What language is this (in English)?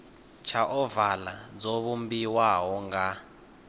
Venda